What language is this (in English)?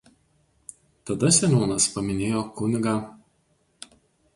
Lithuanian